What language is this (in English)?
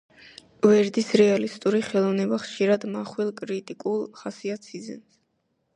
Georgian